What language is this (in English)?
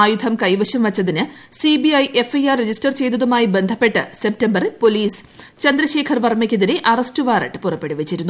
Malayalam